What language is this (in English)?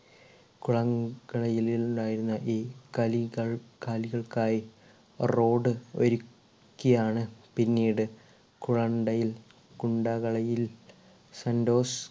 Malayalam